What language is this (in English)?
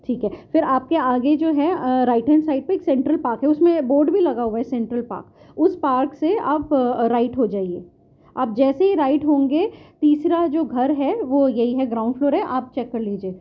Urdu